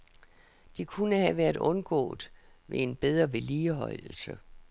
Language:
Danish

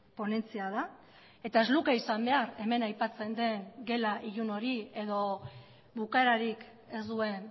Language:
Basque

